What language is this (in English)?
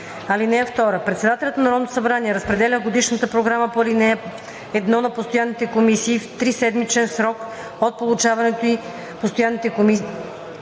Bulgarian